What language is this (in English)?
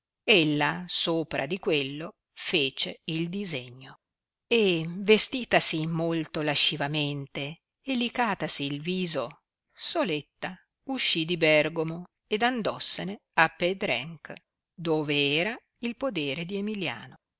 Italian